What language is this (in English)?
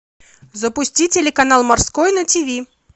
Russian